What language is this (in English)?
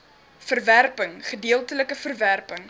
Afrikaans